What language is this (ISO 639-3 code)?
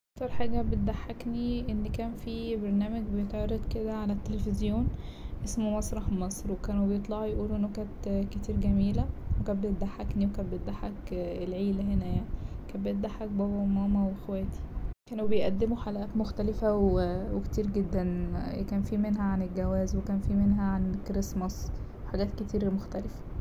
arz